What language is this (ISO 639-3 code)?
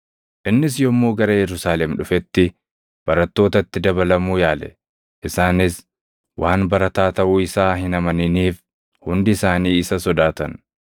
orm